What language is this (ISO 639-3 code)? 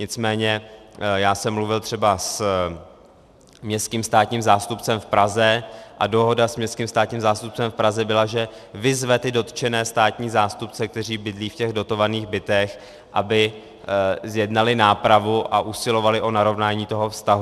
ces